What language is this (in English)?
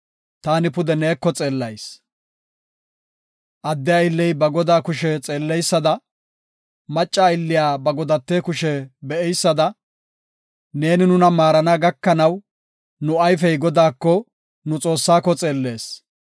Gofa